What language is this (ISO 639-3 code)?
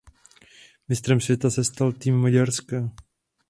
ces